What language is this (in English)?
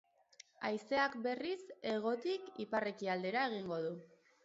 Basque